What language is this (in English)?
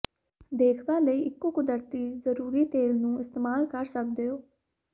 Punjabi